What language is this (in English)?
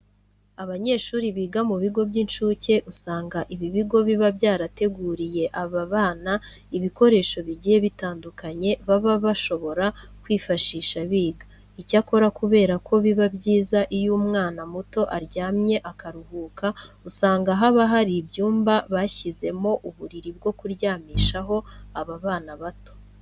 Kinyarwanda